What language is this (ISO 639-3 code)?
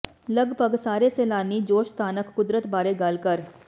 pan